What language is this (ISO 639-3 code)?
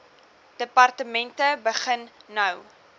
afr